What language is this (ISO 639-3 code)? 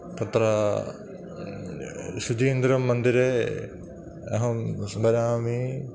san